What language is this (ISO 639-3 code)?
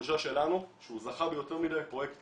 heb